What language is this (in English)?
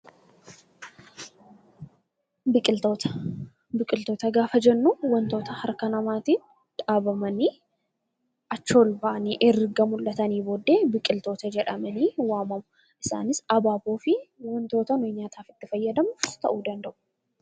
Oromo